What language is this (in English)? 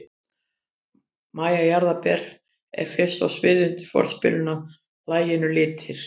Icelandic